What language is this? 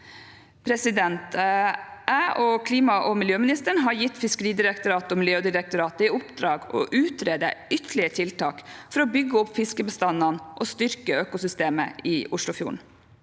Norwegian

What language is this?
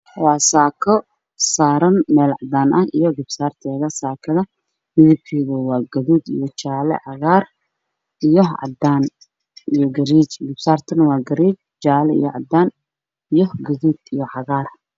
Somali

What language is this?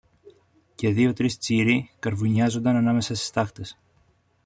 Greek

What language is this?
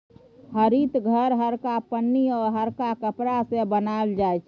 Maithili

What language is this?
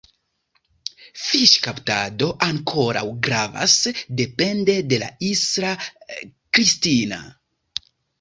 Esperanto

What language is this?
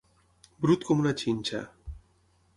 Catalan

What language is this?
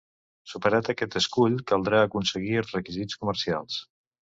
Catalan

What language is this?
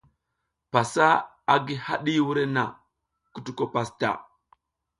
South Giziga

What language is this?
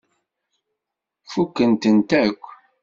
Kabyle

